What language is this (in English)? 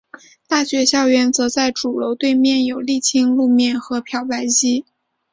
Chinese